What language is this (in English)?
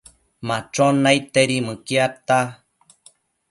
Matsés